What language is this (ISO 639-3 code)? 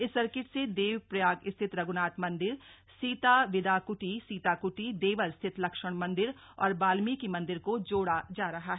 hin